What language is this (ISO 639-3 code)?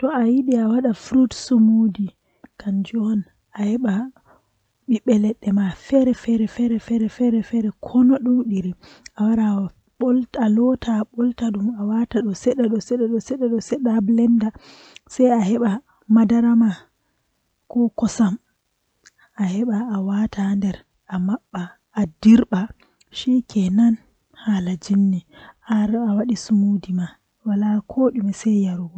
fuh